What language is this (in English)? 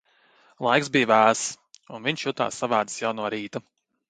Latvian